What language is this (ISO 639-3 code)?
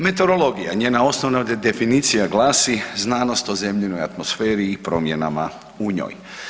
hrv